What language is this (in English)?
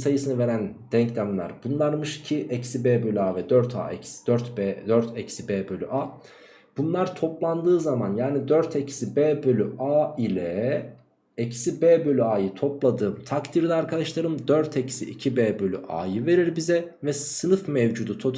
Turkish